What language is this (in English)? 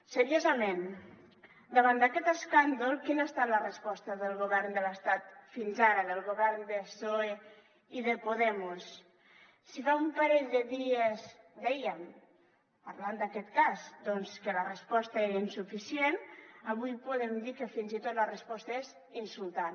Catalan